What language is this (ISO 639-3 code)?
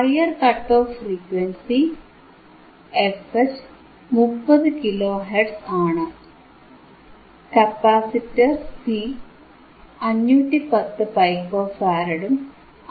mal